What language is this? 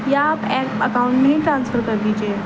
Urdu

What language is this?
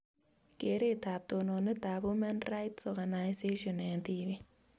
Kalenjin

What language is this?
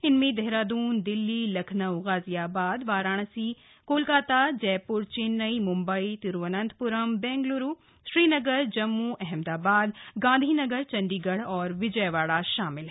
Hindi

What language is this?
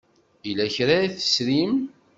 Kabyle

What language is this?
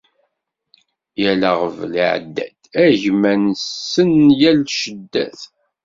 Kabyle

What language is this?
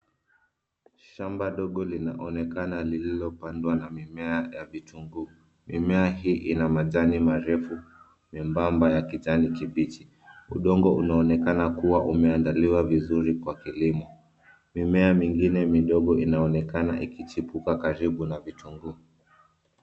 Swahili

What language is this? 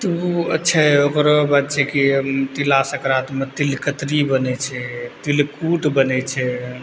Maithili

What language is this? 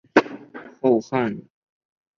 Chinese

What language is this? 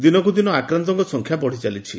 Odia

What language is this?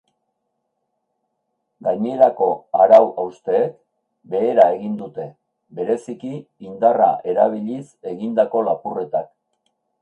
Basque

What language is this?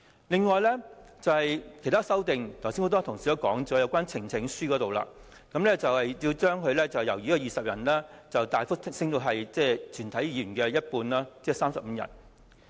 Cantonese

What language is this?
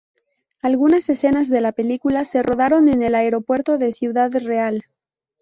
Spanish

